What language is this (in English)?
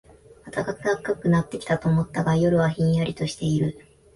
Japanese